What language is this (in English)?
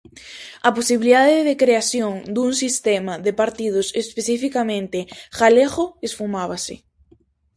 Galician